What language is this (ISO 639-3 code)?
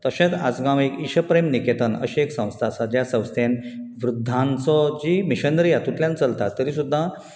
kok